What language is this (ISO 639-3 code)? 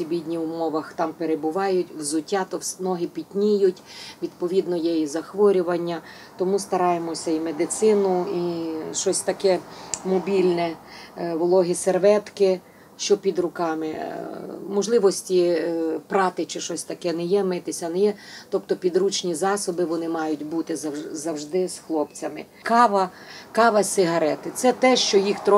ukr